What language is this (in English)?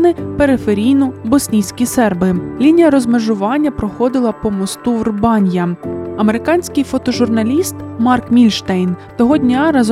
Ukrainian